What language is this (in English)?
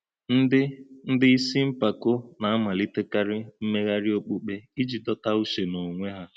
Igbo